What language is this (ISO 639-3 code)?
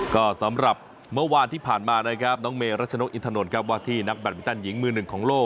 tha